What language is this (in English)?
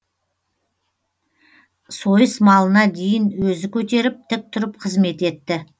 Kazakh